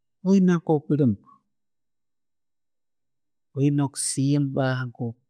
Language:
Tooro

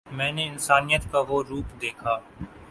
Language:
Urdu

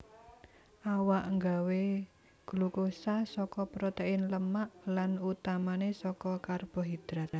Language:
Javanese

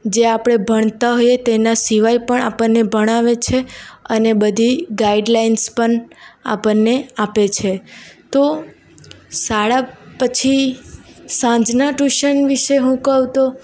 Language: Gujarati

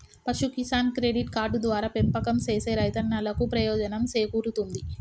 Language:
Telugu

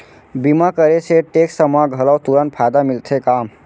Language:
Chhattisgarhi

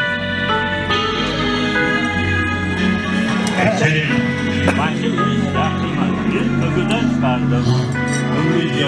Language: Turkish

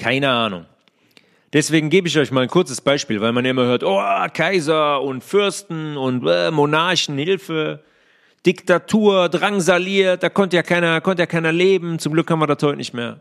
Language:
German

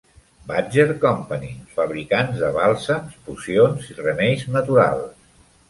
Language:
Catalan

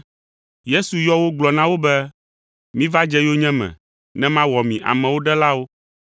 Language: Ewe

